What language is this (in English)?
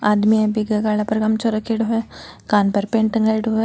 Marwari